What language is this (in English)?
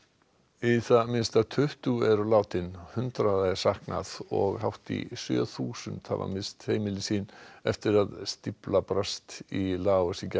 Icelandic